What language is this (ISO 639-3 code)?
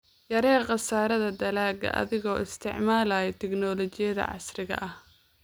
som